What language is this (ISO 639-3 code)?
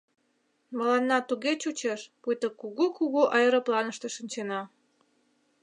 chm